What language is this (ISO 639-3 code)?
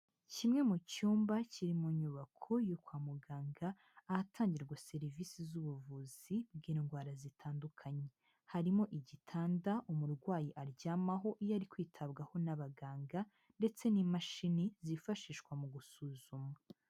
kin